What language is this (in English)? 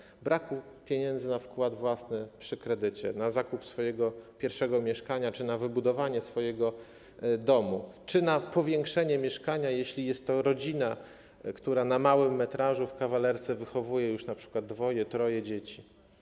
Polish